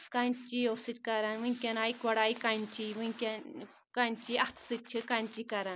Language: Kashmiri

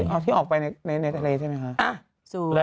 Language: Thai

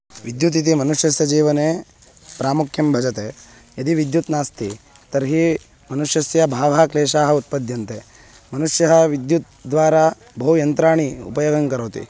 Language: Sanskrit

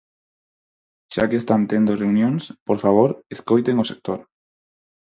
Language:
Galician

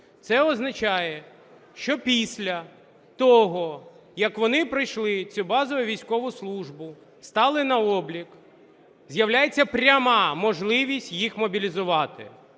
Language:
Ukrainian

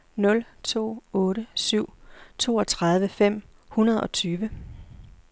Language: Danish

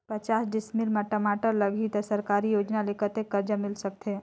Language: Chhattisgarhi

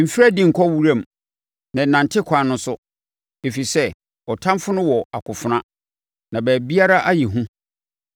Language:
Akan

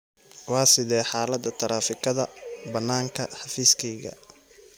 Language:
Somali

